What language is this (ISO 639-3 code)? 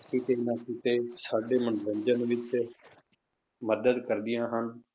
pan